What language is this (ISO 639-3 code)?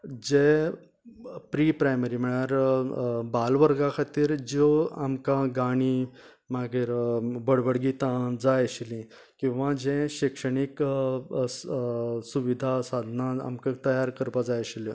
kok